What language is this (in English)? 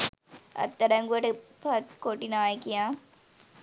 Sinhala